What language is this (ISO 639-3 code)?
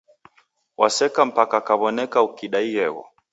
dav